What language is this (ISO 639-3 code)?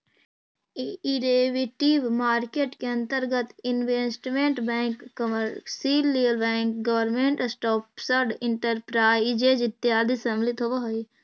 mag